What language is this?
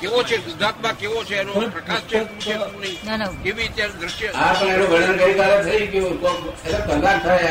Gujarati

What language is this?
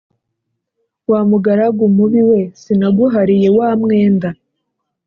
Kinyarwanda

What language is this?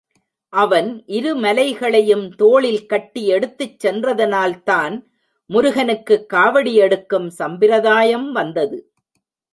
Tamil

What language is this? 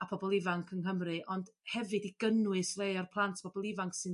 Welsh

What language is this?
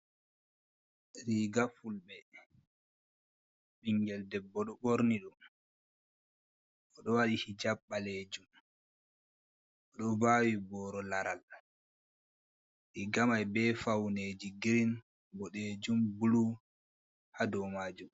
Fula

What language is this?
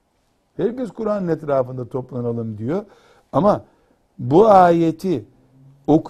Turkish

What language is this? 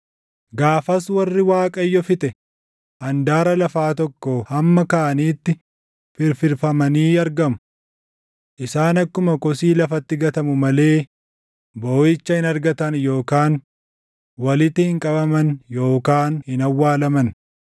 Oromo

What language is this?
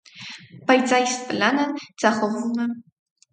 Armenian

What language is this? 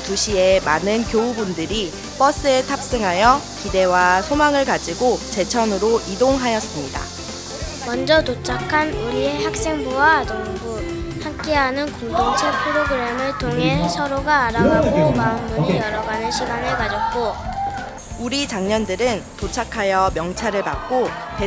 Korean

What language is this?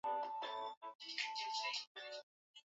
Swahili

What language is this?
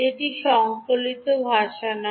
Bangla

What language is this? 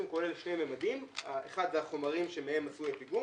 Hebrew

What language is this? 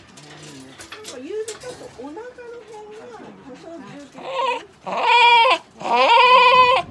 Japanese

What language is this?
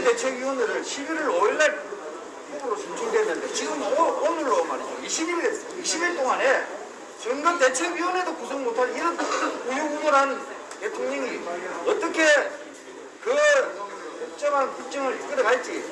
Korean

